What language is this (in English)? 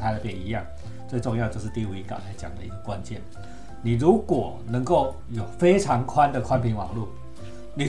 Chinese